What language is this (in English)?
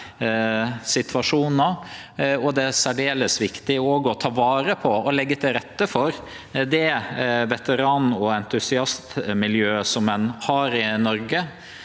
Norwegian